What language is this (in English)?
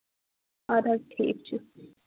Kashmiri